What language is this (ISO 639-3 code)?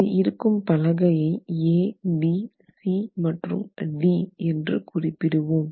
tam